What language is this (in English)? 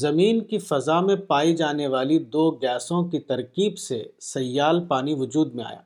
Urdu